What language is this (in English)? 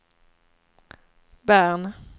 Swedish